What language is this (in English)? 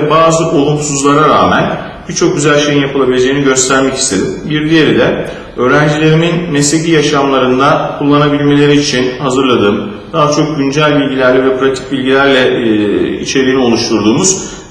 Turkish